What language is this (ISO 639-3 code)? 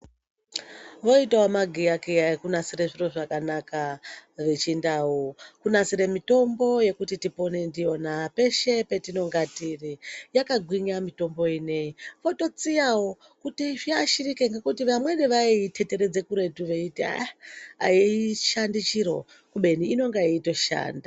ndc